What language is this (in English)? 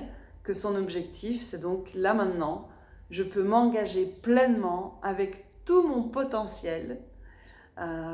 French